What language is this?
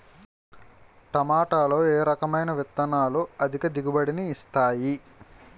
Telugu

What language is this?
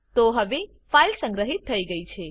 Gujarati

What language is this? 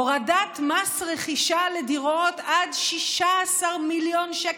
Hebrew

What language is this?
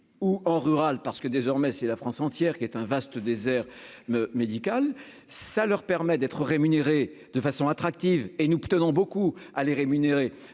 French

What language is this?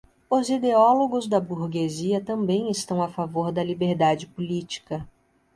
Portuguese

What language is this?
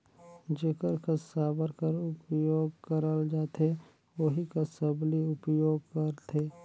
Chhattisgarhi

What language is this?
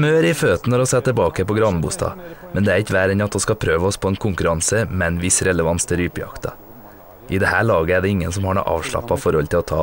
Norwegian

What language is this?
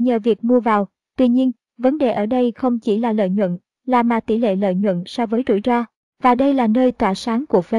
Vietnamese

